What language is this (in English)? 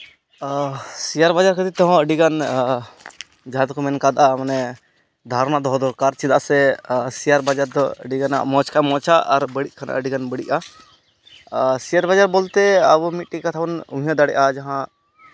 Santali